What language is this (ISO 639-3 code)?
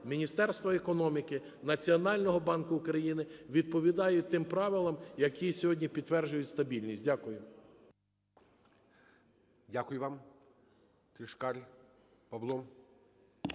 ukr